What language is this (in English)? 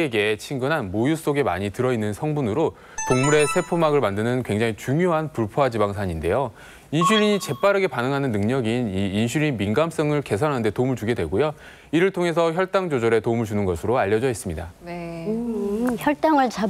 Korean